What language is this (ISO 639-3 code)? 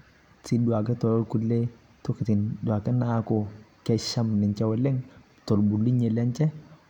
mas